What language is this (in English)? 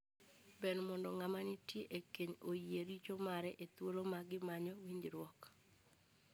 Luo (Kenya and Tanzania)